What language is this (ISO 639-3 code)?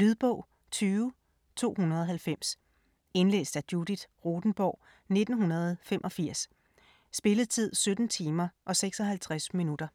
dan